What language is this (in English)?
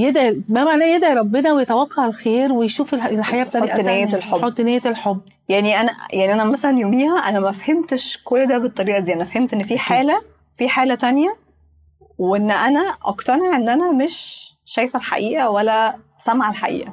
Arabic